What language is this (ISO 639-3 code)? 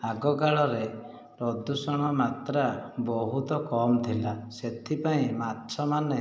ori